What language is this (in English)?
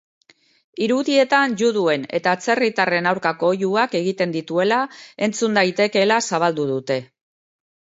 Basque